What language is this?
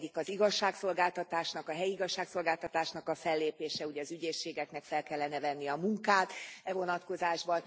Hungarian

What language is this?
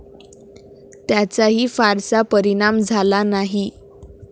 Marathi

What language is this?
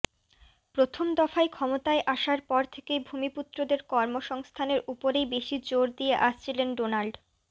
Bangla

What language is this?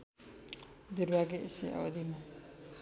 Nepali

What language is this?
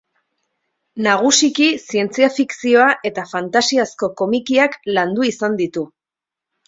Basque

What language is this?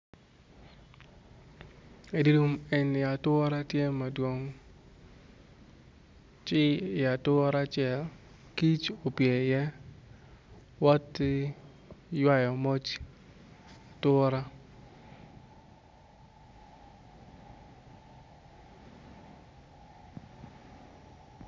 Acoli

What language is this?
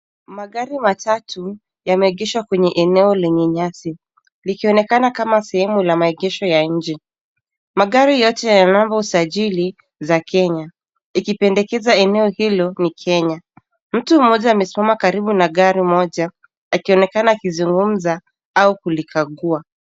Swahili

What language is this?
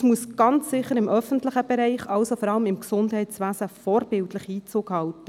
Swiss German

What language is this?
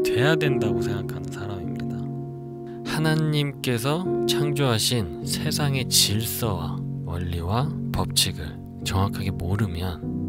Korean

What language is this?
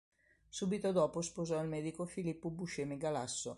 Italian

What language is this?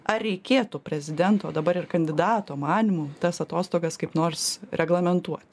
Lithuanian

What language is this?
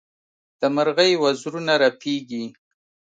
Pashto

